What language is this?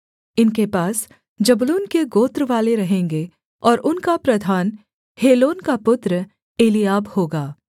Hindi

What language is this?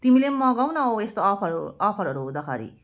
Nepali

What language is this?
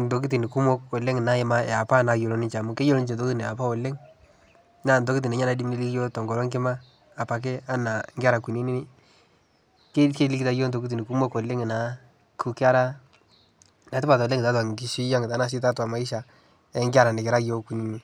Masai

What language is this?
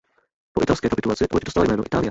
Czech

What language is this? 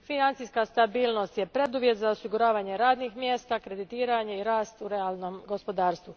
Croatian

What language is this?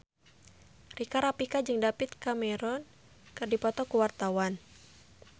Sundanese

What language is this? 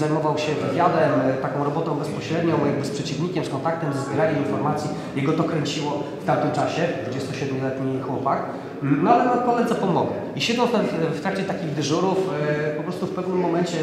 Polish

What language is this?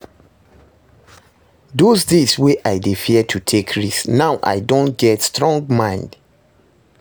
Nigerian Pidgin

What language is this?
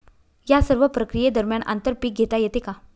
Marathi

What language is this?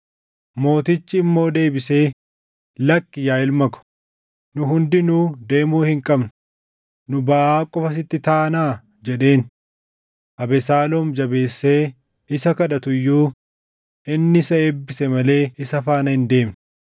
Oromo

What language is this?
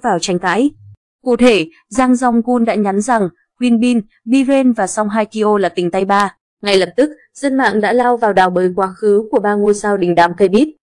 Vietnamese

